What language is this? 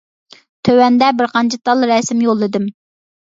Uyghur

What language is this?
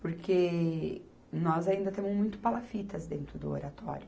Portuguese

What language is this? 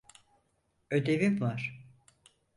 Turkish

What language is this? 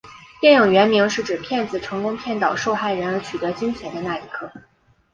Chinese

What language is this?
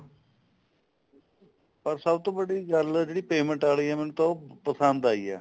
Punjabi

